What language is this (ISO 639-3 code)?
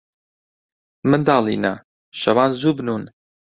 ckb